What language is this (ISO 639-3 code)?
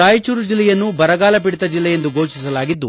kan